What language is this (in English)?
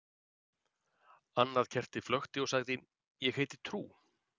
Icelandic